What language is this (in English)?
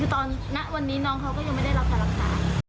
Thai